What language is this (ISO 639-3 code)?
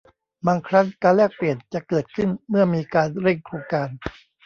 tha